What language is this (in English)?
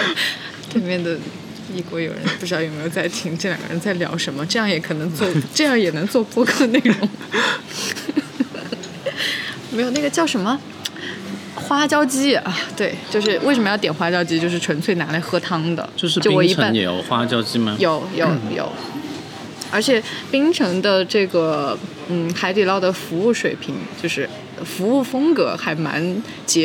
Chinese